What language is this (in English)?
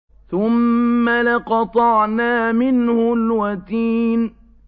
Arabic